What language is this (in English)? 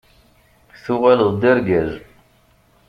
Kabyle